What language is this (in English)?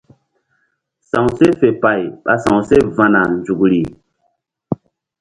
Mbum